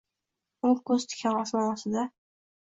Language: Uzbek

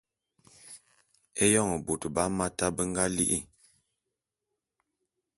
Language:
Bulu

